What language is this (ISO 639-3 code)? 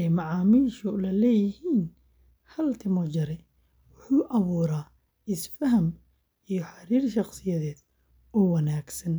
som